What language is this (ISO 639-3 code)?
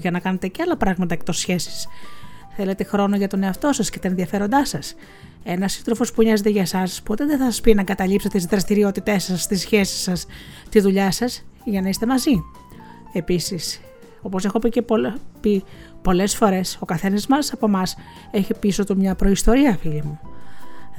ell